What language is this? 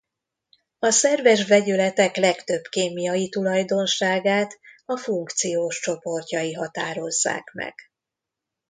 Hungarian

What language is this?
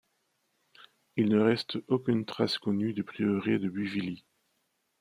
French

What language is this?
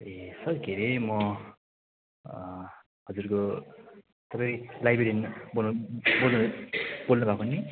Nepali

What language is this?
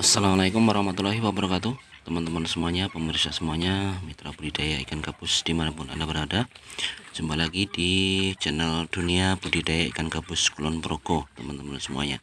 Indonesian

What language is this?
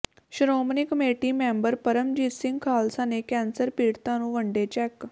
Punjabi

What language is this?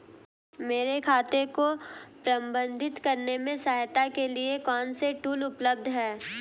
Hindi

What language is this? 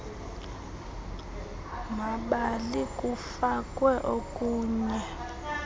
Xhosa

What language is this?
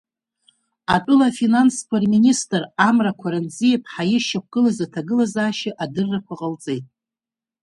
Abkhazian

